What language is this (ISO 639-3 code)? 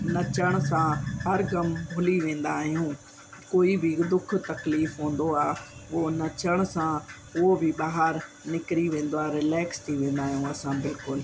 snd